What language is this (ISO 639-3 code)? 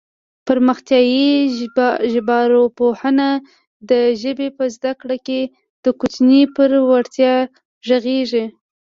pus